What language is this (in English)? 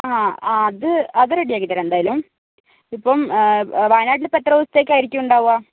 Malayalam